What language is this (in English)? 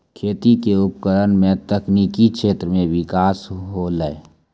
Maithili